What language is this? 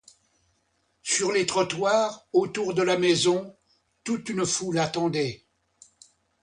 French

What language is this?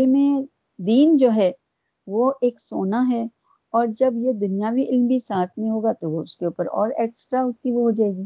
Urdu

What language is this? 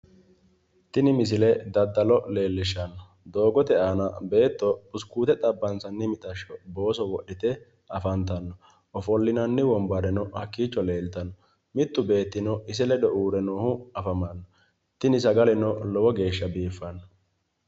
Sidamo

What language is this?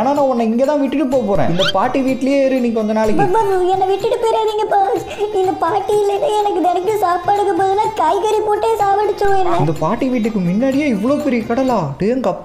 Romanian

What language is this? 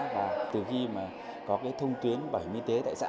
Vietnamese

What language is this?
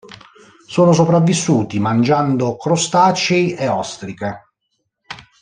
Italian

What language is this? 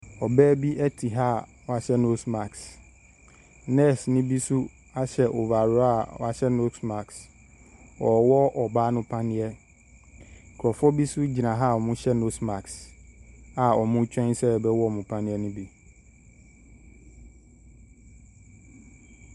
Akan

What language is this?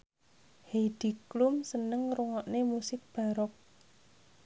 Javanese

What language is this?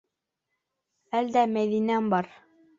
Bashkir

